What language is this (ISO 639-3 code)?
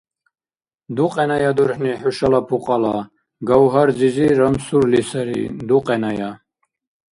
dar